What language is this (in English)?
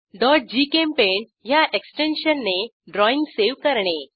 Marathi